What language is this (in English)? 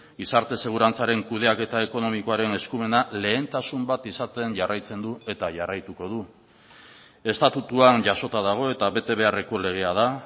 Basque